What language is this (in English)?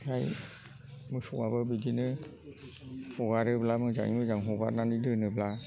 Bodo